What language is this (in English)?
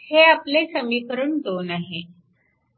Marathi